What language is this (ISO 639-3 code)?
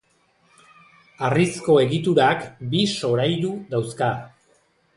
eus